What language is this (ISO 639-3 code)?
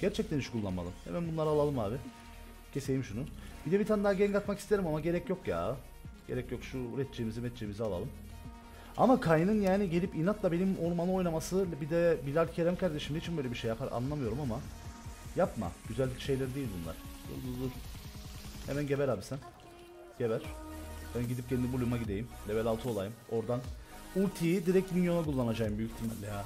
tur